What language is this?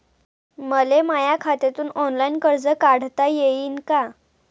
Marathi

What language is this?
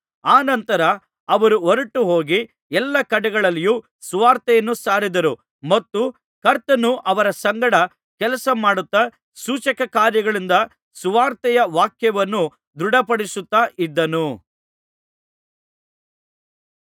Kannada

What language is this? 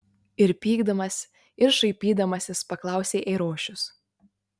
Lithuanian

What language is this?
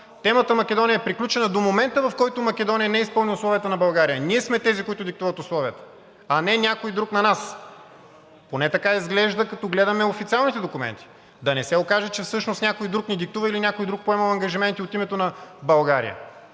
Bulgarian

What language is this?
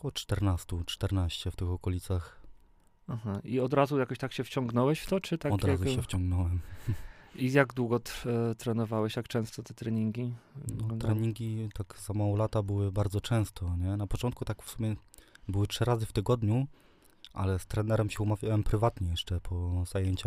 Polish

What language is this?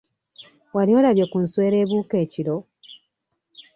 Ganda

